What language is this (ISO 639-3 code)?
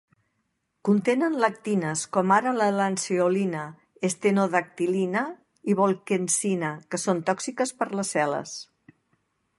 cat